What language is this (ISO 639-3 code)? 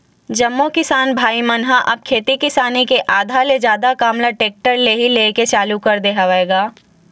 hne